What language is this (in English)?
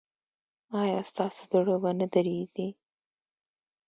Pashto